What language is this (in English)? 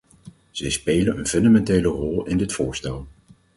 Dutch